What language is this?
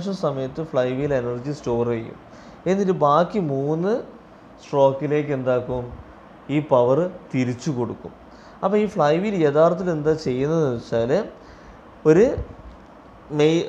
Turkish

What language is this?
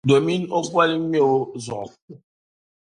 Dagbani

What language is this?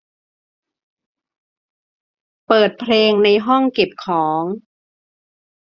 Thai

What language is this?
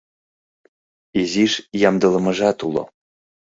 Mari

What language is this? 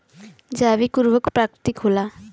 Bhojpuri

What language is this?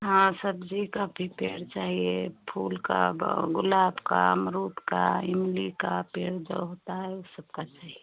Hindi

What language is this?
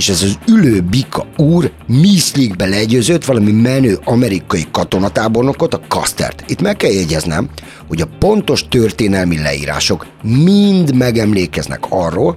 Hungarian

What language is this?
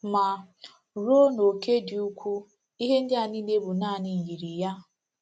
Igbo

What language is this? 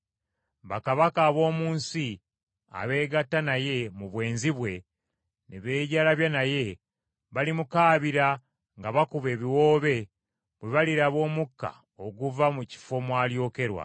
Ganda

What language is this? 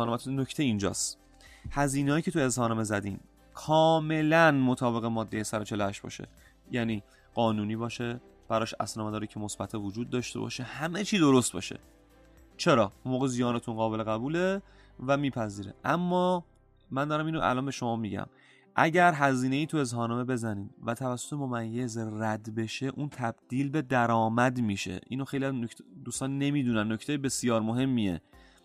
Persian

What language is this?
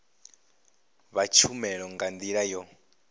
Venda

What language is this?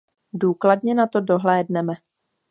Czech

